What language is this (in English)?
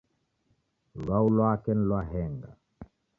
Taita